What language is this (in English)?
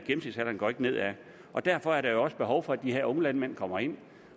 Danish